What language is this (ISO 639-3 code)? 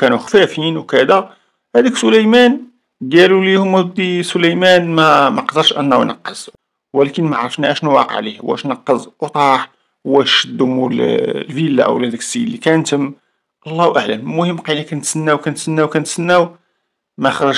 ara